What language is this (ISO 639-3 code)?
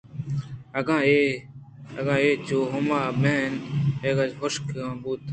bgp